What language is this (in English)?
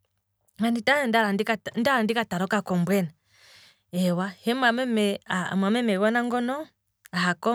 Kwambi